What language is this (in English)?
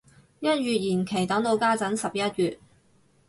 Cantonese